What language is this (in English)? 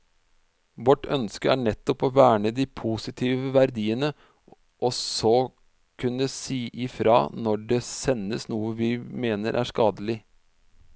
Norwegian